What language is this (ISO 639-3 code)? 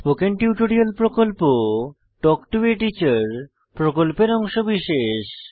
ben